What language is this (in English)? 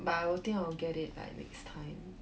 English